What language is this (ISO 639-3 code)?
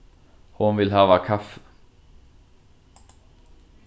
fao